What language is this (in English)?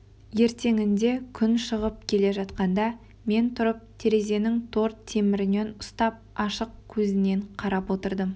Kazakh